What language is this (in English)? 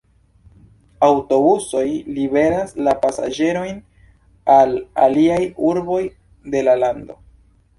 Esperanto